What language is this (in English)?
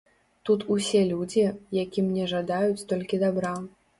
Belarusian